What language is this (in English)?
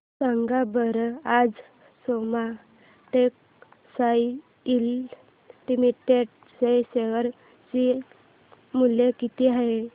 Marathi